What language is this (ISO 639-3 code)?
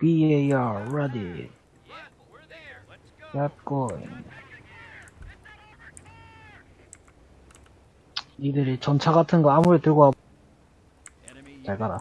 kor